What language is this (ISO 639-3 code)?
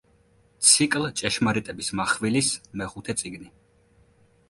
kat